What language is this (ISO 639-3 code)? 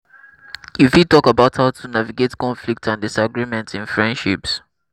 pcm